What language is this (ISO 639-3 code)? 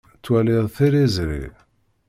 kab